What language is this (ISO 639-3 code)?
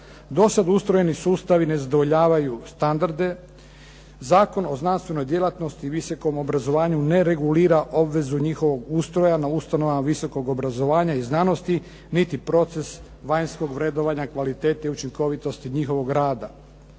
hrv